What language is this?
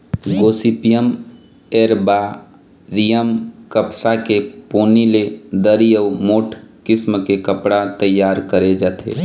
Chhattisgarhi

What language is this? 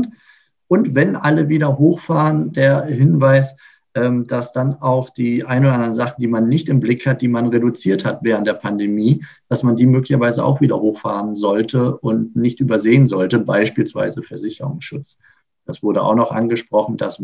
German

